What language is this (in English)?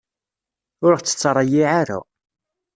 Kabyle